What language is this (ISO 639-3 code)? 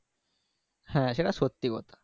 ben